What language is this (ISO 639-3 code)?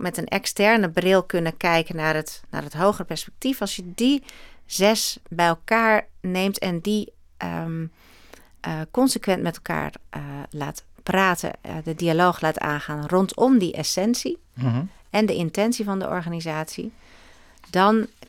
nld